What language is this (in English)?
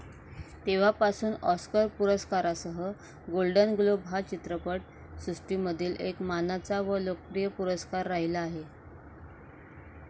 Marathi